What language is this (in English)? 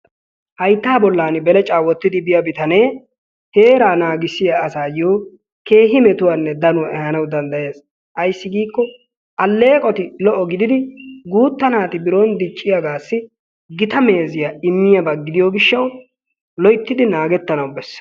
Wolaytta